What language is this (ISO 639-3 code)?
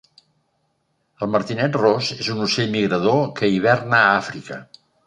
cat